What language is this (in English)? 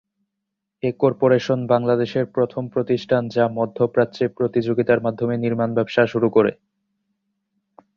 Bangla